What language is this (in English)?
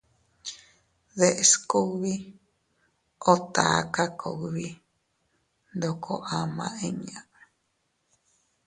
Teutila Cuicatec